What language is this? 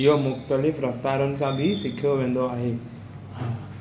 Sindhi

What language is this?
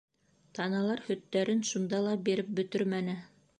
Bashkir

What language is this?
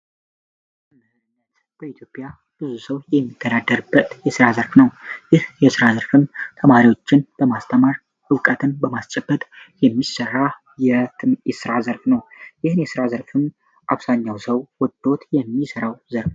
Amharic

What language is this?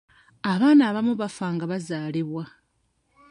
Ganda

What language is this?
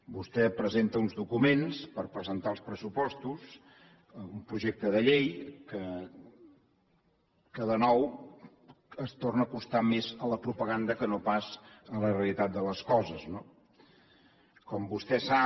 Catalan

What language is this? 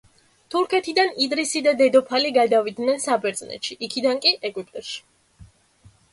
Georgian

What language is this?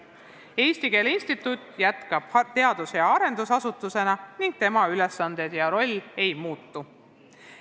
Estonian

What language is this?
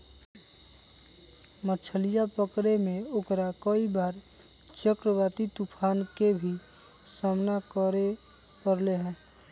Magahi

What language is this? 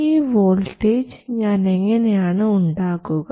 Malayalam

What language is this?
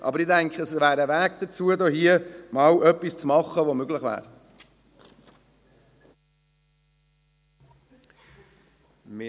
Swiss German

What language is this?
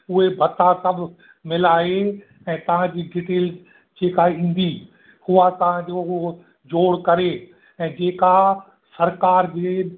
Sindhi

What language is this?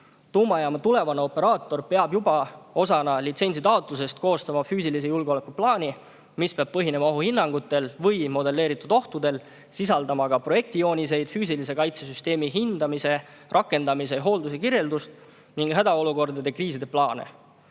Estonian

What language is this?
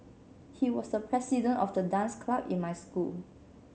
English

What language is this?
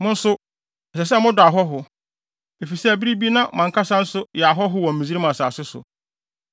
Akan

